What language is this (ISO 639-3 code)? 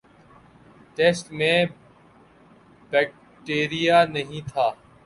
urd